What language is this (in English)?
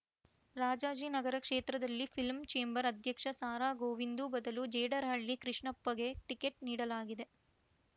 Kannada